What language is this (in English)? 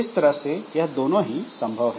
Hindi